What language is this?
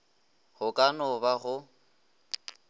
Northern Sotho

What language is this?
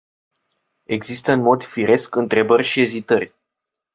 Romanian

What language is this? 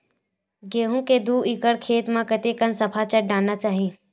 Chhattisgarhi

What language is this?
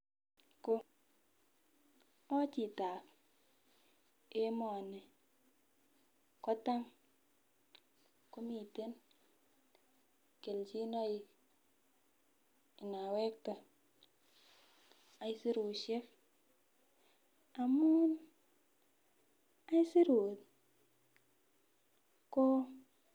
Kalenjin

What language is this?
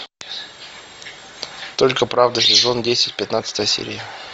Russian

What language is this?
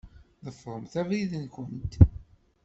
Kabyle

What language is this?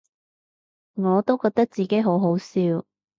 Cantonese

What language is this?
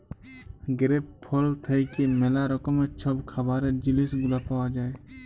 Bangla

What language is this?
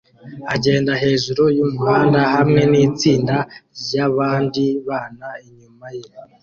Kinyarwanda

